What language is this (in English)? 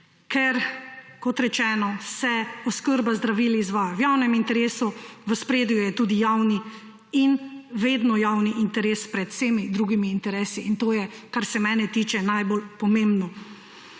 Slovenian